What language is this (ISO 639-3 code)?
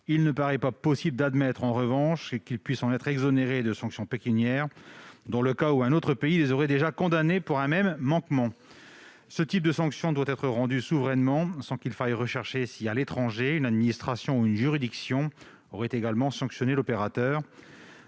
fra